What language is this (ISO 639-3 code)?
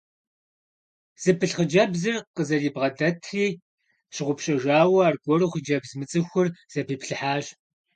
kbd